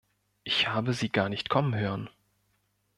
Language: German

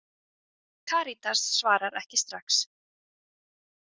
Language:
Icelandic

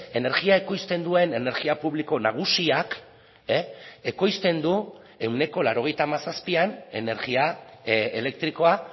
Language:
Basque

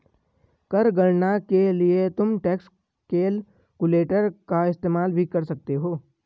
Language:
Hindi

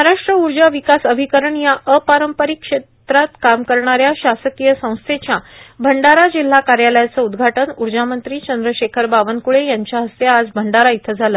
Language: Marathi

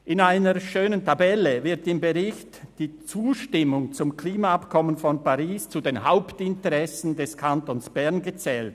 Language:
Swiss German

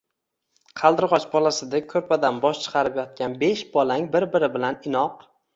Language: Uzbek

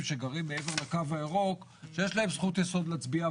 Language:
Hebrew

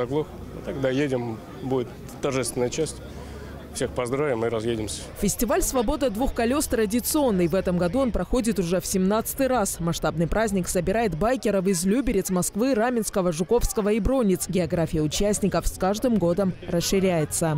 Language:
Russian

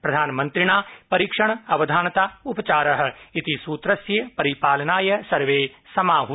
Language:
Sanskrit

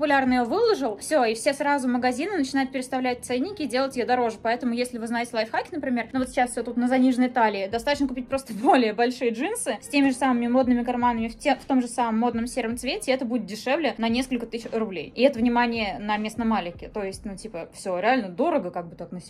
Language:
Russian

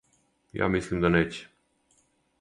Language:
Serbian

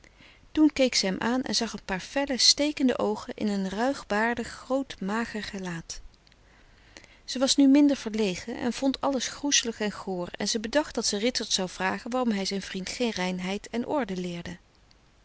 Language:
Dutch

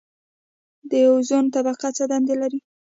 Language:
Pashto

